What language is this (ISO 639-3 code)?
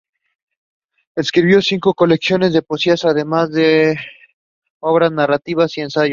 spa